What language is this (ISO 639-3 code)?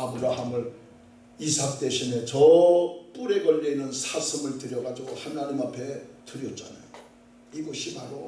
kor